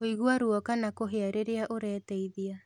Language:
Kikuyu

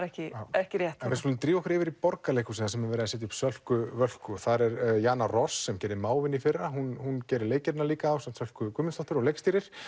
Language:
Icelandic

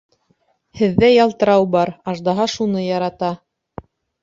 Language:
Bashkir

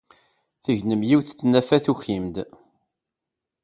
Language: Kabyle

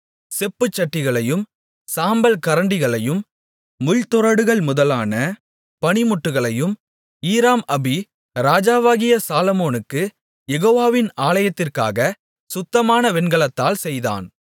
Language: Tamil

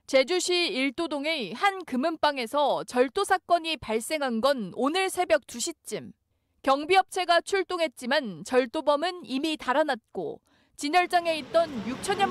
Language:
Korean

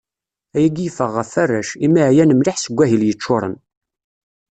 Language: Kabyle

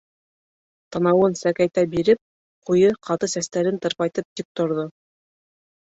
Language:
Bashkir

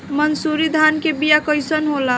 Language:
Bhojpuri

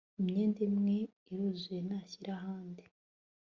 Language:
Kinyarwanda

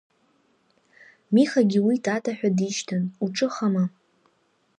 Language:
Abkhazian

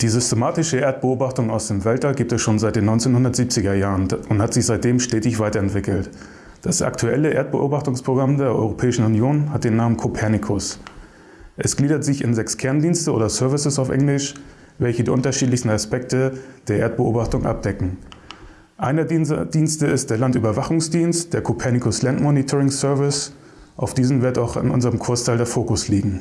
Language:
German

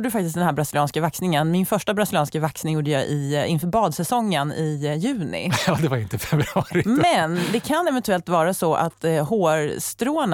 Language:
Swedish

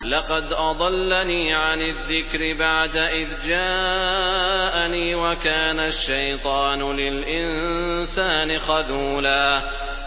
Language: Arabic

